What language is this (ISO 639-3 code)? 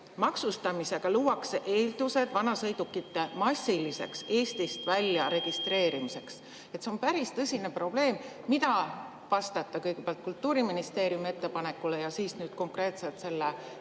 est